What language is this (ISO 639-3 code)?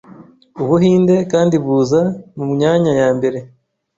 kin